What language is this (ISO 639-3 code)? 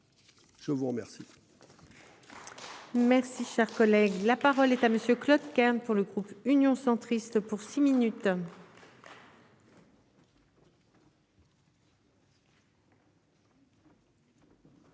fra